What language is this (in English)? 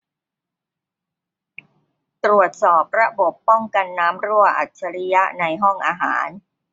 Thai